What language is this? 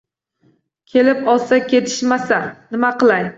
Uzbek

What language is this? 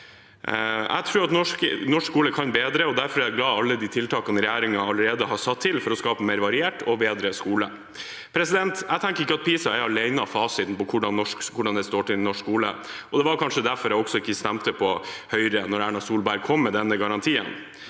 Norwegian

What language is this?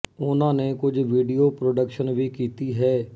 Punjabi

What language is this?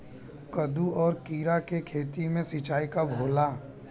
Bhojpuri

